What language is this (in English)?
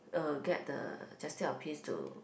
English